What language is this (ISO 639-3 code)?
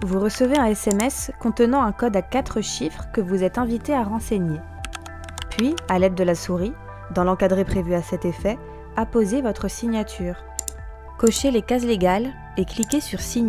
fra